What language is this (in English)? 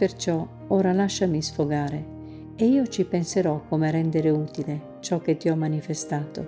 Italian